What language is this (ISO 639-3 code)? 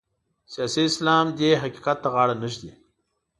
pus